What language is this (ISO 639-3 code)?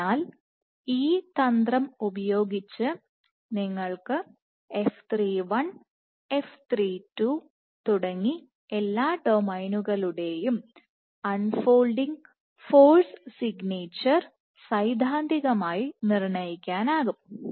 mal